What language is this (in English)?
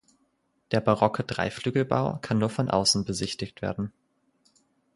German